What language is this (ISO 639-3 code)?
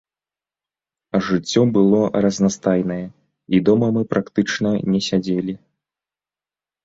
bel